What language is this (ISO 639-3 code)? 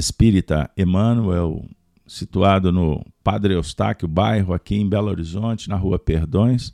por